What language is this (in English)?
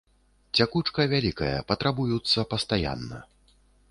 Belarusian